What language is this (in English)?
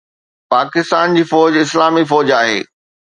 Sindhi